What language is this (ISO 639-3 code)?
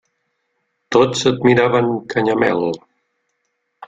cat